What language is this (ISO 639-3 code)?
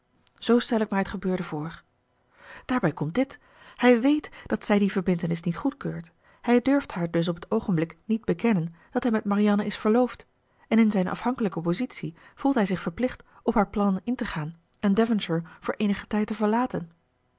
nld